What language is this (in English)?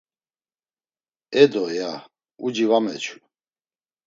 Laz